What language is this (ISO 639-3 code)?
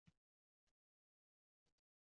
uzb